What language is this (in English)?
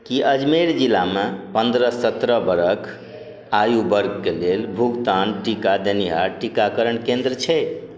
Maithili